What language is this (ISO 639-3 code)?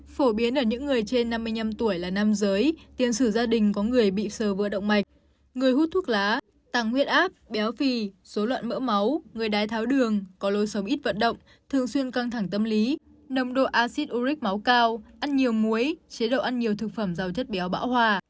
vie